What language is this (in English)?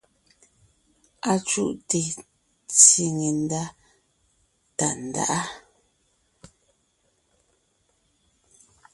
Ngiemboon